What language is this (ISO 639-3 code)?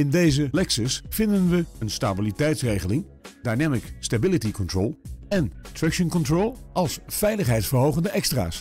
nld